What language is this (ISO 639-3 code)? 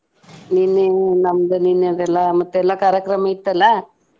kan